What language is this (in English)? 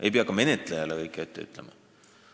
Estonian